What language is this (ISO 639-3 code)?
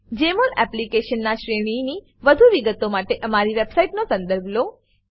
guj